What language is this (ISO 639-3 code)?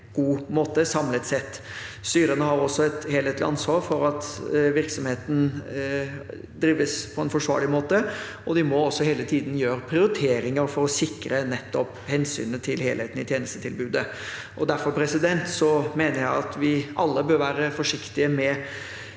nor